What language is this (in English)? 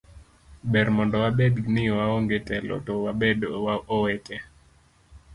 Luo (Kenya and Tanzania)